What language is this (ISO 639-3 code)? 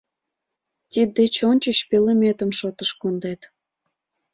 chm